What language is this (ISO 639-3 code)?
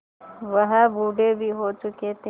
hin